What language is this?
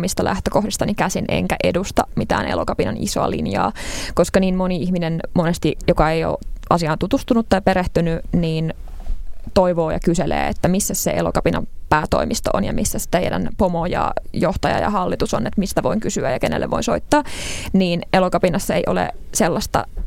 Finnish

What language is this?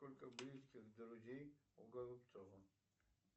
Russian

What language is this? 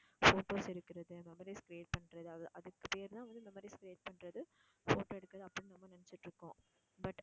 Tamil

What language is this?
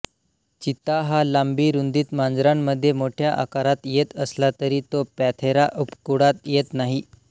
Marathi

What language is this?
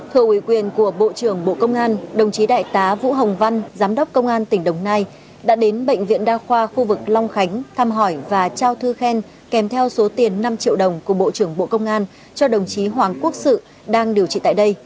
Vietnamese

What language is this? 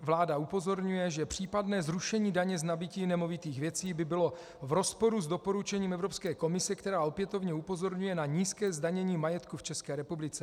Czech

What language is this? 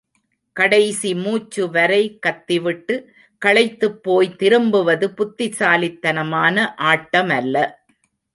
Tamil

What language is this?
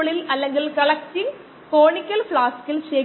Malayalam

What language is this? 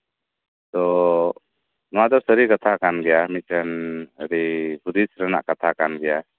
Santali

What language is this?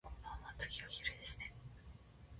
Japanese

